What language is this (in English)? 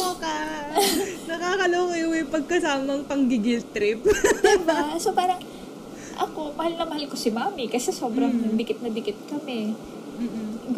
Filipino